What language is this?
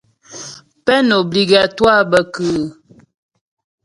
Ghomala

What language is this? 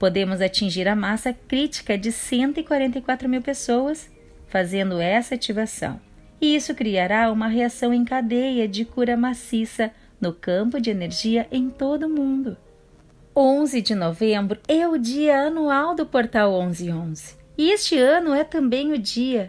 Portuguese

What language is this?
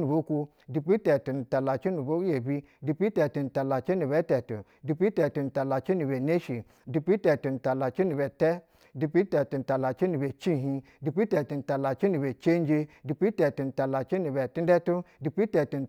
Basa (Nigeria)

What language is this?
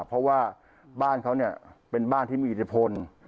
Thai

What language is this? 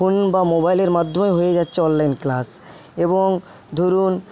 Bangla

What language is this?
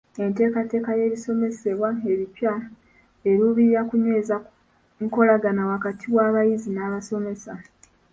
Ganda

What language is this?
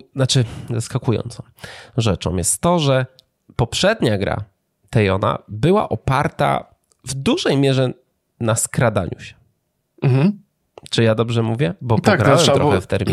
Polish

